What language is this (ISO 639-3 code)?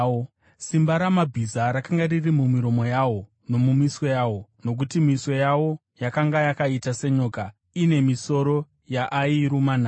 sna